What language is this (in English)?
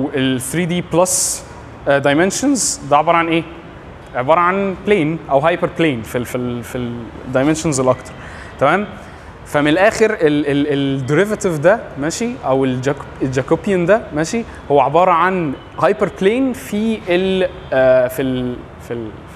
Arabic